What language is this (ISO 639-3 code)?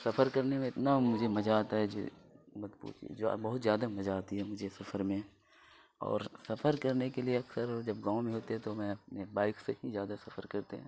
urd